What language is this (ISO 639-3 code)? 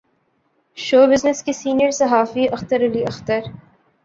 urd